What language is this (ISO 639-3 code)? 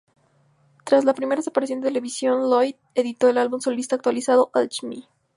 spa